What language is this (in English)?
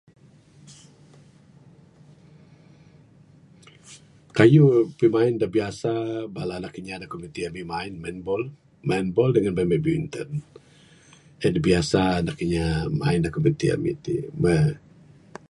Bukar-Sadung Bidayuh